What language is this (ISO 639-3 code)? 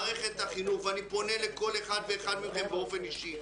heb